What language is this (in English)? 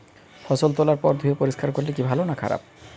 Bangla